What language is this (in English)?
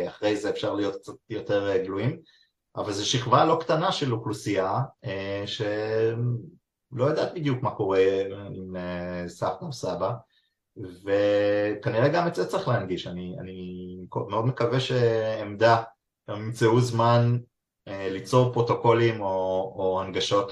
Hebrew